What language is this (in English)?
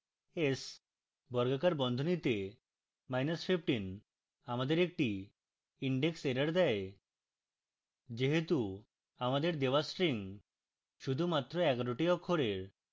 Bangla